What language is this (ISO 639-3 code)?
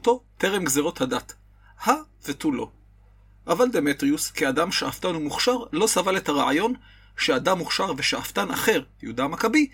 heb